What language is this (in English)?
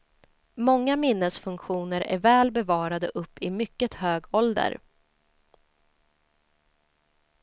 Swedish